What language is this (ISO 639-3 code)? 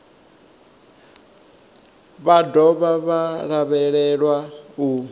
ven